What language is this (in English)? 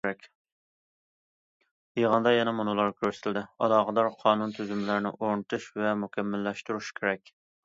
Uyghur